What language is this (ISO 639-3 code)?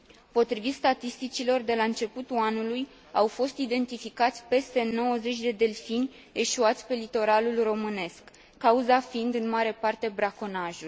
ron